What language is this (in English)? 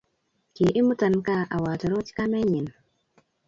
Kalenjin